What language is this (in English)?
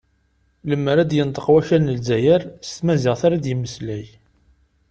Kabyle